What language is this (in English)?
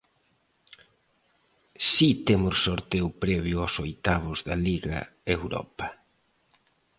Galician